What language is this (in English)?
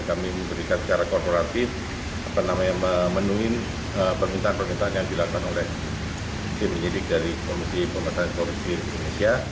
Indonesian